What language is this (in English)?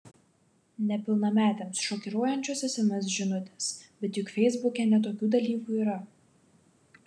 Lithuanian